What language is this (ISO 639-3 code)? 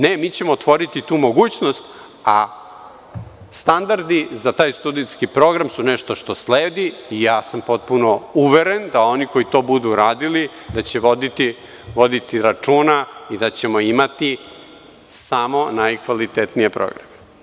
srp